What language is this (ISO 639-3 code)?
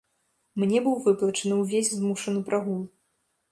bel